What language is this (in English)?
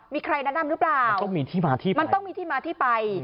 Thai